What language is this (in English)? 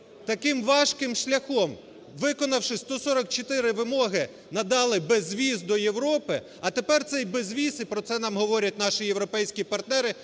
Ukrainian